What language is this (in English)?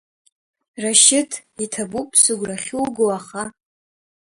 Abkhazian